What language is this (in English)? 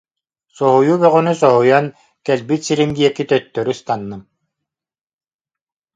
Yakut